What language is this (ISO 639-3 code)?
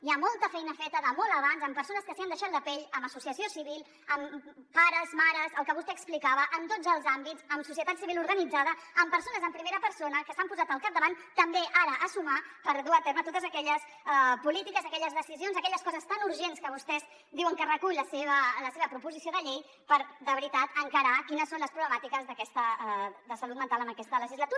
cat